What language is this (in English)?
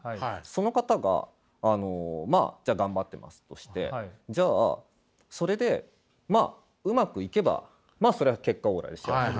Japanese